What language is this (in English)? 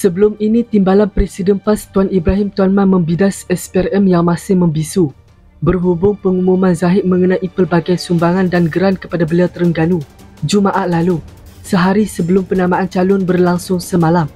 Malay